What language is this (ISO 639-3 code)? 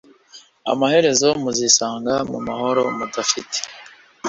kin